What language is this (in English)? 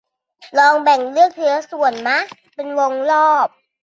Thai